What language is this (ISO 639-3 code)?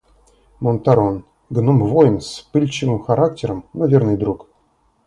rus